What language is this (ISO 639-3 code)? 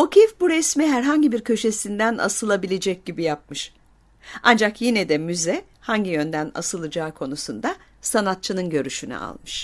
tur